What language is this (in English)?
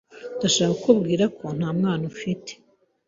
Kinyarwanda